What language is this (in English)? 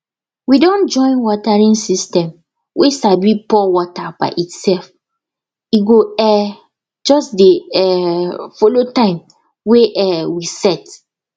Nigerian Pidgin